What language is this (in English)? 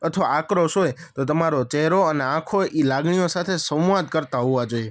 Gujarati